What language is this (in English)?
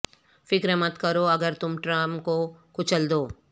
Urdu